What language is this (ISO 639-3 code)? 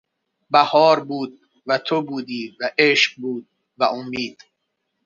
fas